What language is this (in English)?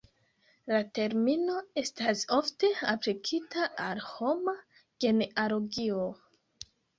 Esperanto